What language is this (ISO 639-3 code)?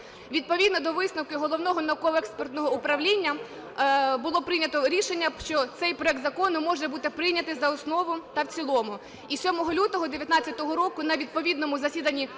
ukr